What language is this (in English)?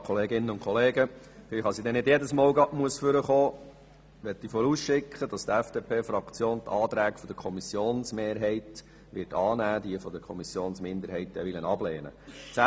Swiss German